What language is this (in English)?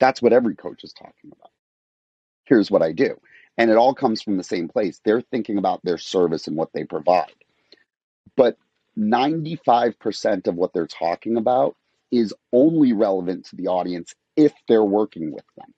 English